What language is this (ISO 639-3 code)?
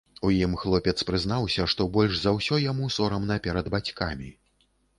bel